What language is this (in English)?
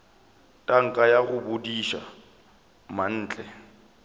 Northern Sotho